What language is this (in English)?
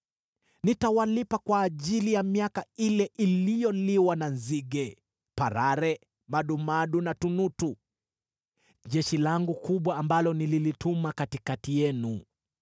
Swahili